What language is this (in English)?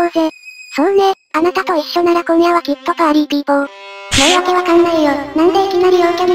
Japanese